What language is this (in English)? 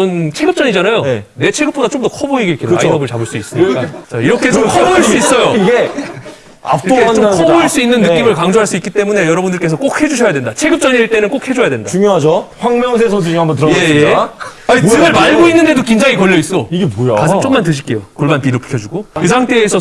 Korean